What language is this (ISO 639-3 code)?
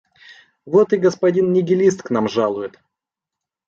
rus